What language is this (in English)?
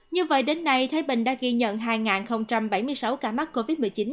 Vietnamese